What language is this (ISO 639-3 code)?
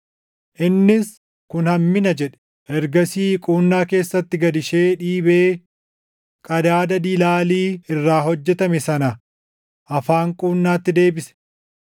orm